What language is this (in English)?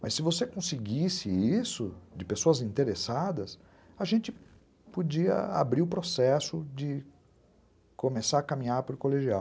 Portuguese